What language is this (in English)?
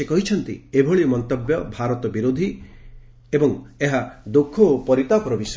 Odia